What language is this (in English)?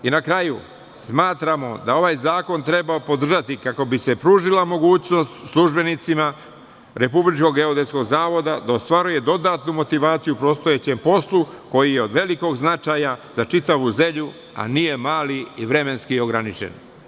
Serbian